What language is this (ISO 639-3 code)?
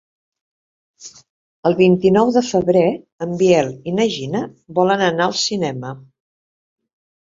cat